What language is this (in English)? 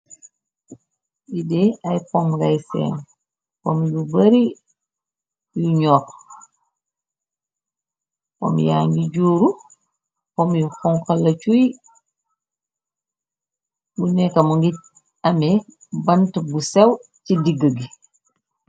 Wolof